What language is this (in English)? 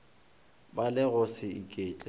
Northern Sotho